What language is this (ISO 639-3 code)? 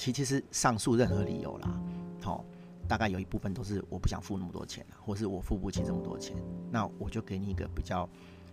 zho